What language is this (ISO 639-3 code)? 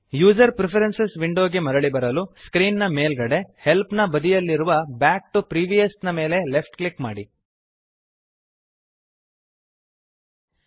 kan